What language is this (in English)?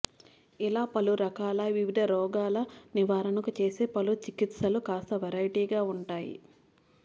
Telugu